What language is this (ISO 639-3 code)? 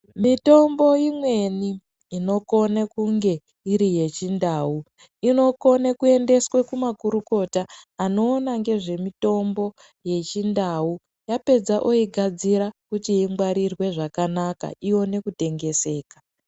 ndc